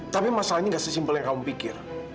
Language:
Indonesian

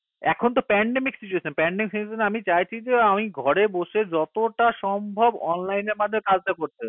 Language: Bangla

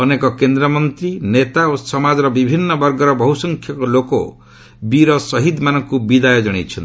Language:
Odia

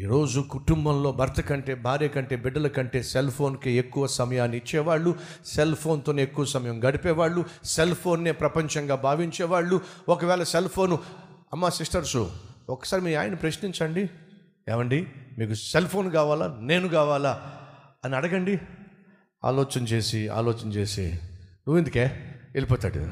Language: Telugu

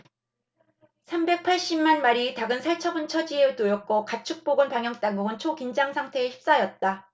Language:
Korean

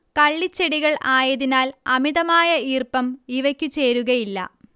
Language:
Malayalam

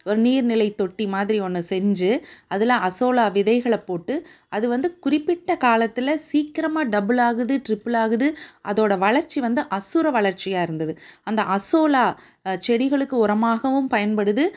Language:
Tamil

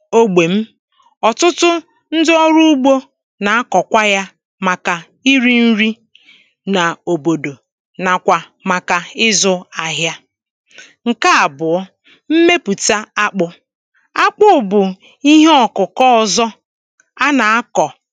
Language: Igbo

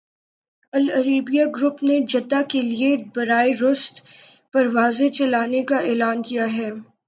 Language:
Urdu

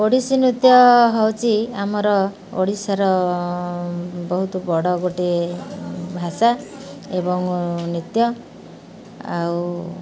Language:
Odia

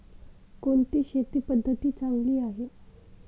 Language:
Marathi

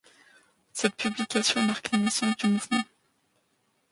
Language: French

